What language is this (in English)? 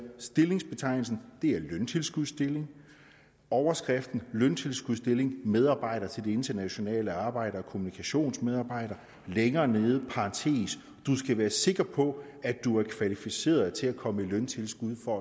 Danish